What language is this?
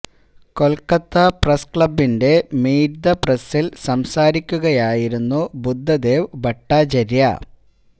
Malayalam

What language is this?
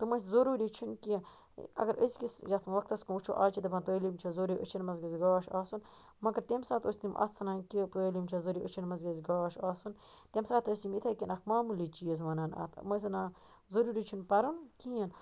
Kashmiri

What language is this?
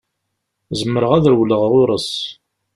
Kabyle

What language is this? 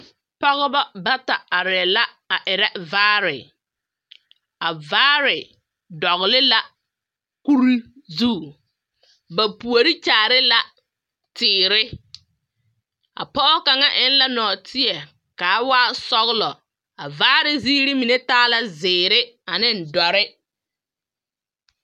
Southern Dagaare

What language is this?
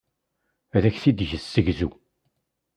Kabyle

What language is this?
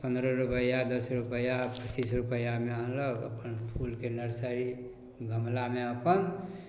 Maithili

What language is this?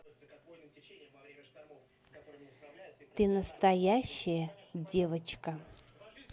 Russian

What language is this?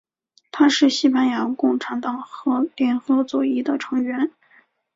Chinese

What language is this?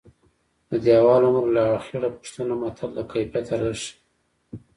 Pashto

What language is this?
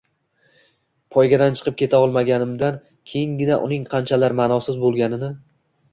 Uzbek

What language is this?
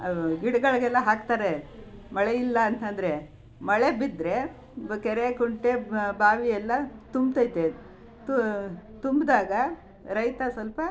Kannada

